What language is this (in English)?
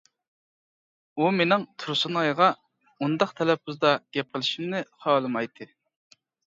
Uyghur